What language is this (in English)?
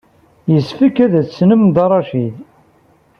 Kabyle